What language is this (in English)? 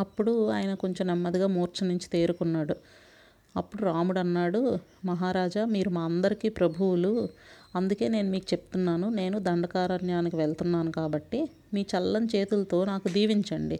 Telugu